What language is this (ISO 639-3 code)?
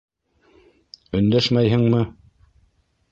bak